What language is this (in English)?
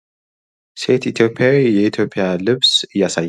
Amharic